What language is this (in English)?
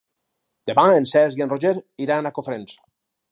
Catalan